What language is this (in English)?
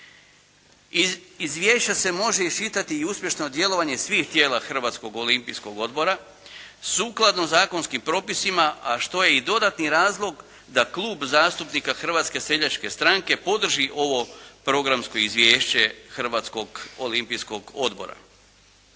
Croatian